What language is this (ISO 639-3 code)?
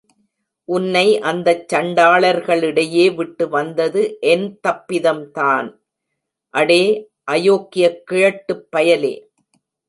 tam